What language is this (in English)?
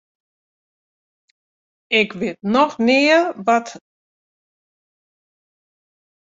Western Frisian